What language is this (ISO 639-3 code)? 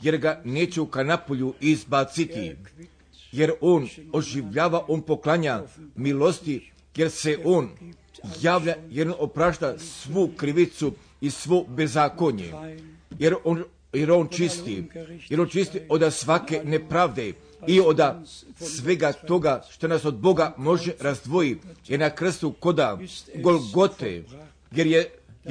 hrv